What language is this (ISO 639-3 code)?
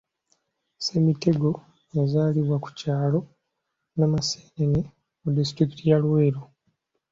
lug